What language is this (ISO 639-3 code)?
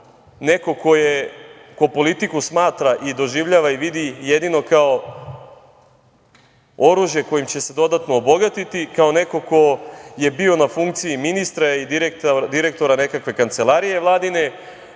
srp